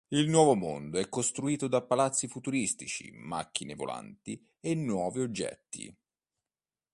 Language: Italian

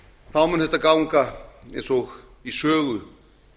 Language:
Icelandic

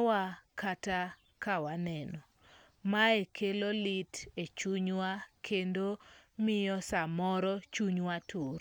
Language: Luo (Kenya and Tanzania)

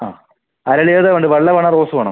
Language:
Malayalam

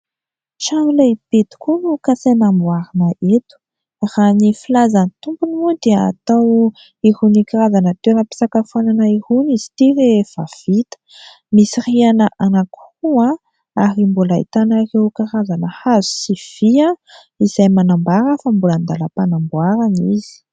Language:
Malagasy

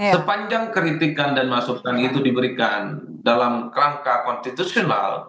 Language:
Indonesian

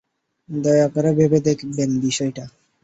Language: Bangla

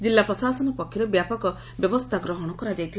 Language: Odia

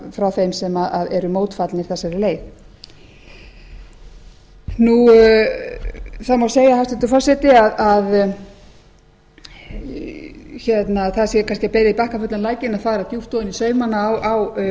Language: Icelandic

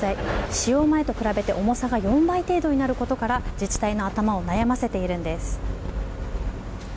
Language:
Japanese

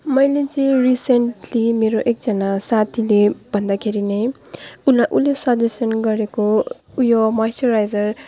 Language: Nepali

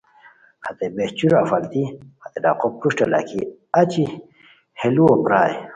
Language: Khowar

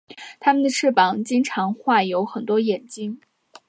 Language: Chinese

